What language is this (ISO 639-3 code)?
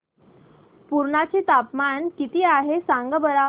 mar